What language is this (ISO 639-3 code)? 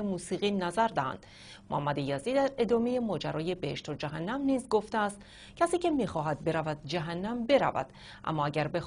fas